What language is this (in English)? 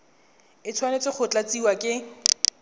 Tswana